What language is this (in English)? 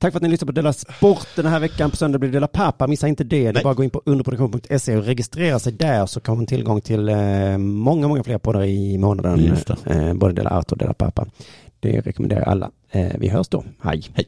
Swedish